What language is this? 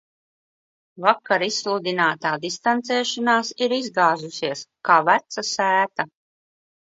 Latvian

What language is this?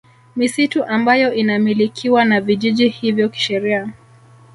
Swahili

